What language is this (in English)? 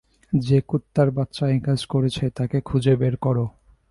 Bangla